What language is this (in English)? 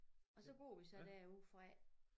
Danish